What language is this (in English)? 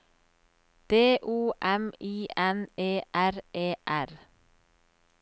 Norwegian